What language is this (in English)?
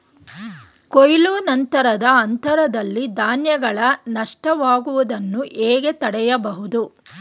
Kannada